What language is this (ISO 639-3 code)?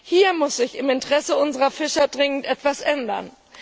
deu